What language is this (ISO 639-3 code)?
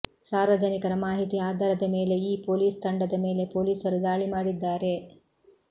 kan